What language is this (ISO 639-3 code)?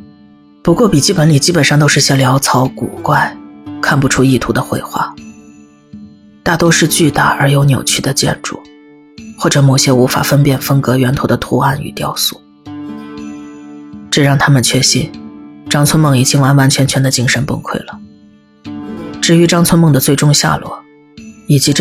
zho